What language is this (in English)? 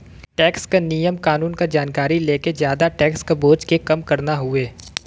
Bhojpuri